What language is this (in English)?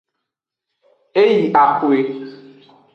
Aja (Benin)